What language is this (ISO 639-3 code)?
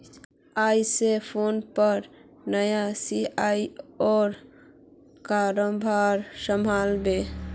mag